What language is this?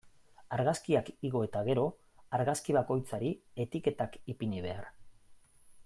Basque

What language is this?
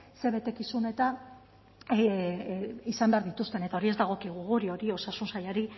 Basque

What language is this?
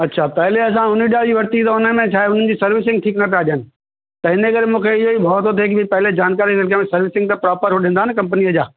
Sindhi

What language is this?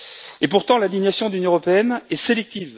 French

